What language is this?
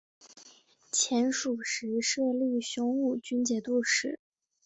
Chinese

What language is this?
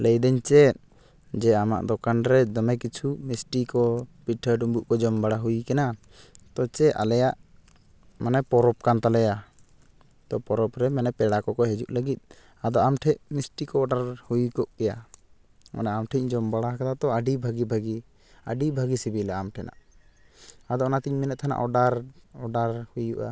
Santali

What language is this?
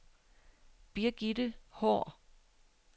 Danish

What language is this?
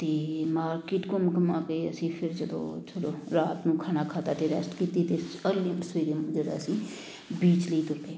Punjabi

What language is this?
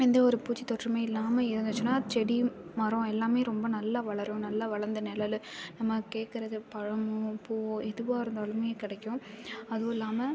Tamil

